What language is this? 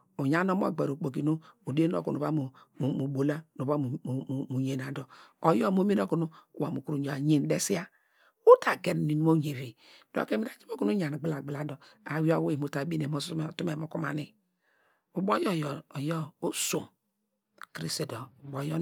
Degema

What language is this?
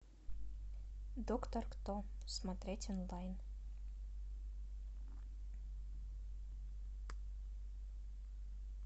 Russian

